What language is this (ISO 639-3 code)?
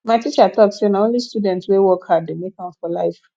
pcm